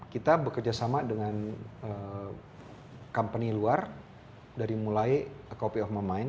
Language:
Indonesian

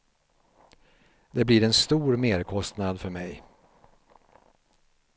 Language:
Swedish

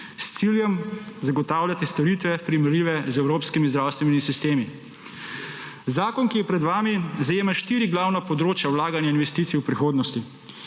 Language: Slovenian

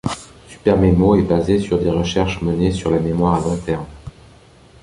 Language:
French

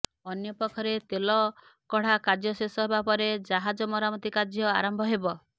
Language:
Odia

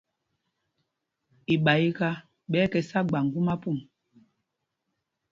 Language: Mpumpong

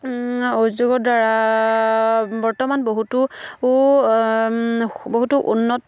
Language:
Assamese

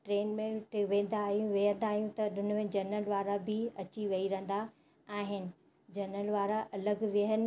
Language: Sindhi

